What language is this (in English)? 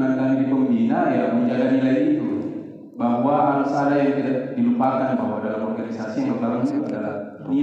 Indonesian